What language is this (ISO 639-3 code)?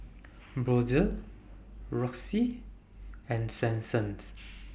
eng